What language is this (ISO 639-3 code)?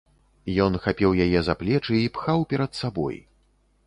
bel